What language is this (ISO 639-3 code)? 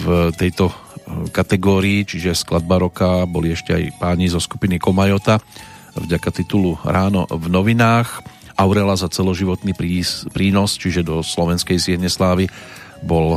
slk